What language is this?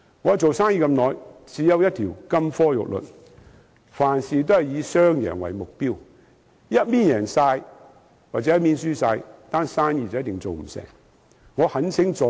Cantonese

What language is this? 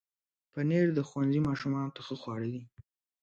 Pashto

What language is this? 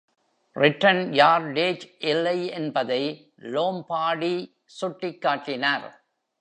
Tamil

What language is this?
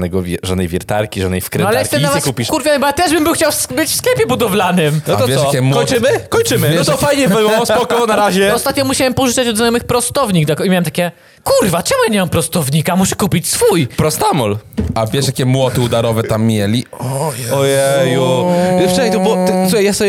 Polish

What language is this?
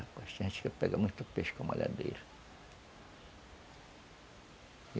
Portuguese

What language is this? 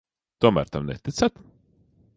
Latvian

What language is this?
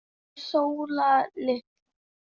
Icelandic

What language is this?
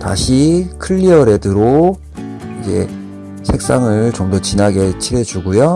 Korean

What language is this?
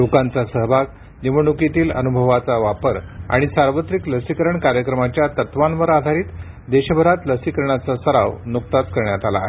Marathi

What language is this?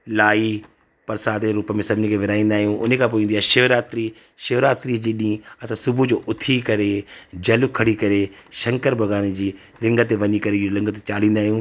Sindhi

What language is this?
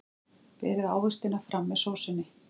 Icelandic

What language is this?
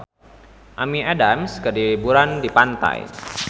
Sundanese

